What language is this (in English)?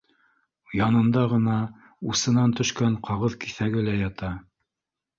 Bashkir